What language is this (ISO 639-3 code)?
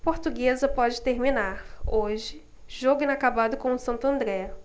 por